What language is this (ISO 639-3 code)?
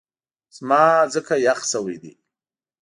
pus